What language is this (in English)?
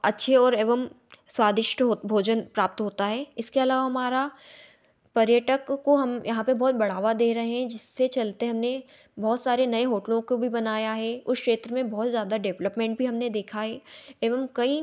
Hindi